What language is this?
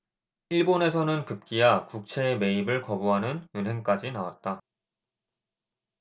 Korean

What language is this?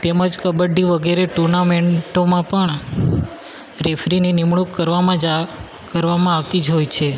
Gujarati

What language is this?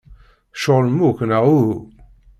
Kabyle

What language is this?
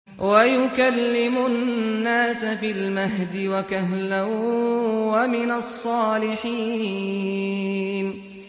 Arabic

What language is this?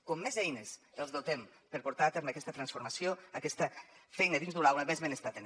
Catalan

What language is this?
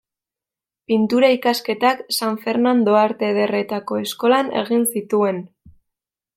Basque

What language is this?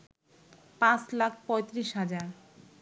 Bangla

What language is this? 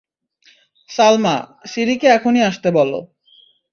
Bangla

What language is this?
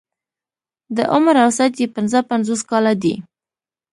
Pashto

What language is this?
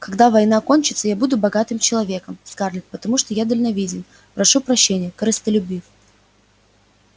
Russian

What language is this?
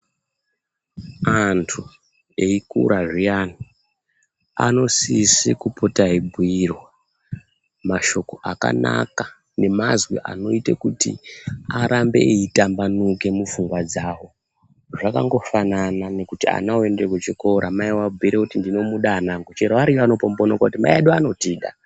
Ndau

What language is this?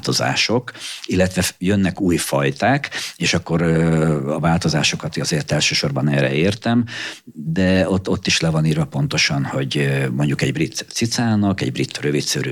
Hungarian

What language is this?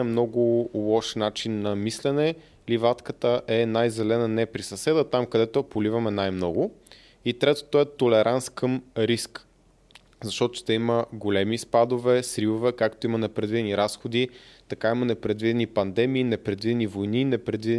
Bulgarian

